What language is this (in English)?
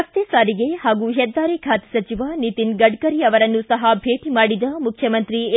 Kannada